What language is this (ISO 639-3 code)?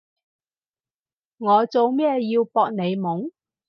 yue